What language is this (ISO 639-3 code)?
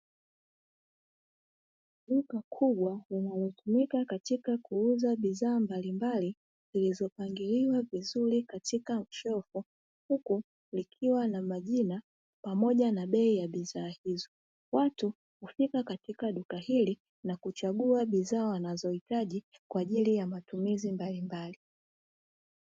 swa